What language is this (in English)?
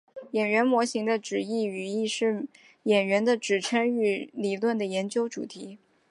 Chinese